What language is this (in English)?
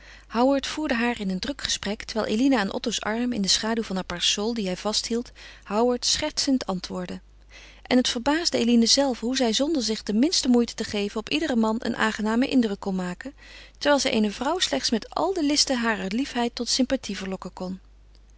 Dutch